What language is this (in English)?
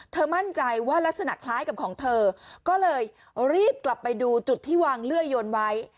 Thai